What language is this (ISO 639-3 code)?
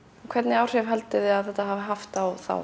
isl